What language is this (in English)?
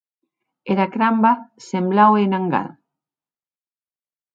Occitan